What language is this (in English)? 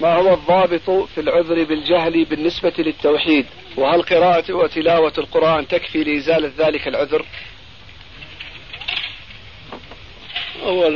Arabic